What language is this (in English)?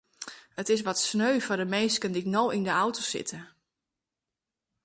Western Frisian